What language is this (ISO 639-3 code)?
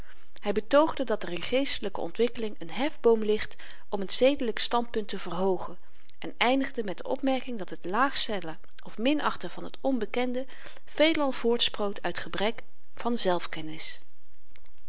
nld